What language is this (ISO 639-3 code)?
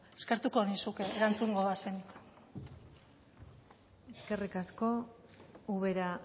eus